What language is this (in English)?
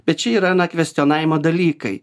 Lithuanian